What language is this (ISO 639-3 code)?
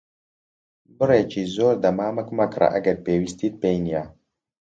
ckb